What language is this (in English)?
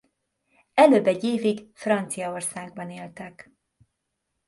Hungarian